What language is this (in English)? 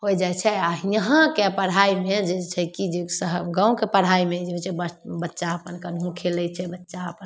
Maithili